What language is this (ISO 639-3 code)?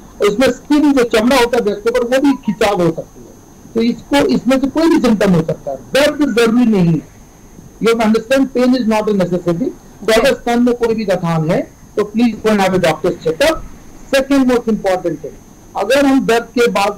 hin